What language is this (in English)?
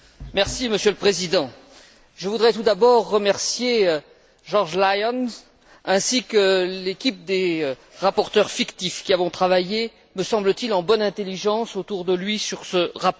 French